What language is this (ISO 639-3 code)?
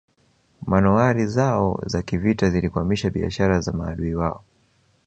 swa